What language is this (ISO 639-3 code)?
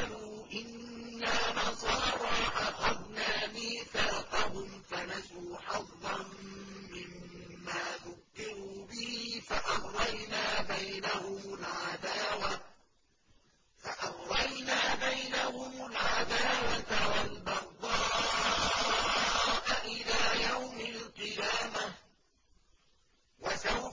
ara